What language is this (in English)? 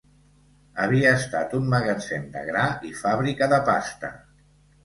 Catalan